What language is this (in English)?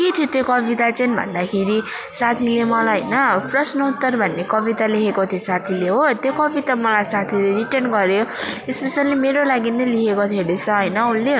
Nepali